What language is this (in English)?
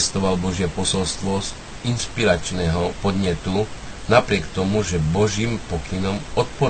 Slovak